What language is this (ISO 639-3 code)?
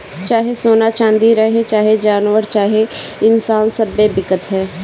bho